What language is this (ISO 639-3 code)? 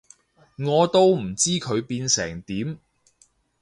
yue